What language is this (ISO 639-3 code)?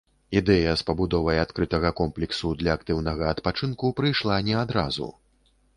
bel